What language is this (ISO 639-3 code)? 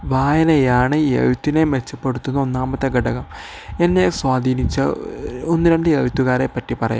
mal